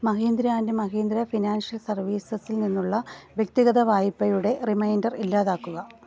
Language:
Malayalam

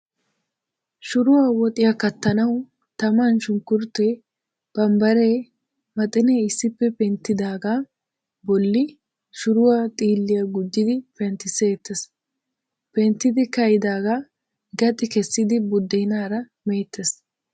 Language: Wolaytta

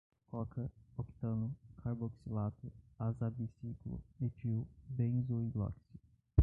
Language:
Portuguese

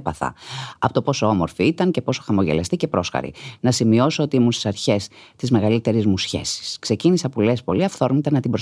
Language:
Greek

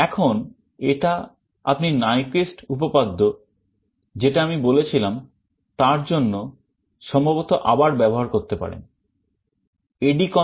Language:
Bangla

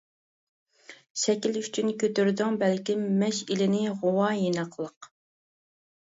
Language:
Uyghur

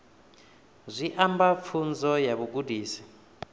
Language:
Venda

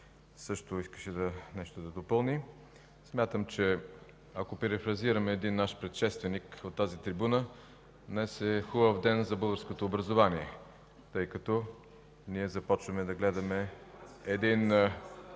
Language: Bulgarian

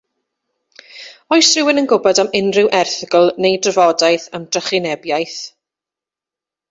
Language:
Welsh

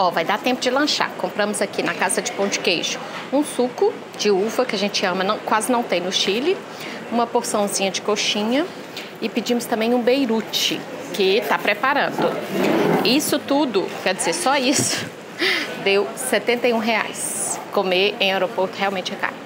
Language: Portuguese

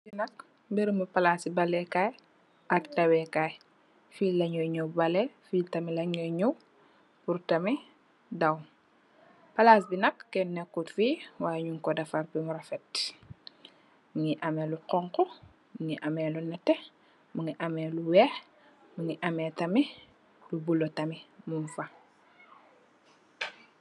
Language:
Wolof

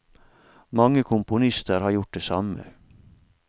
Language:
Norwegian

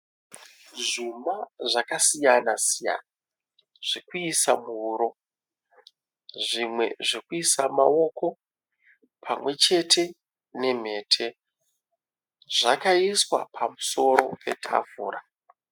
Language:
Shona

